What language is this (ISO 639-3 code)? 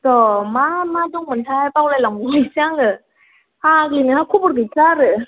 brx